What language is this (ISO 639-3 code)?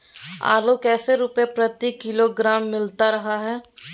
mag